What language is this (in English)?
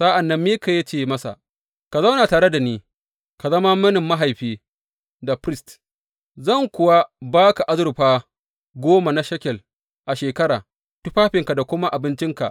Hausa